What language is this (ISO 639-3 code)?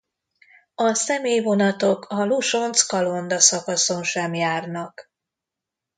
hun